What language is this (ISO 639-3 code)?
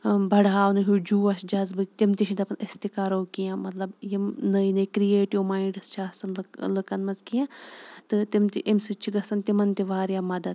kas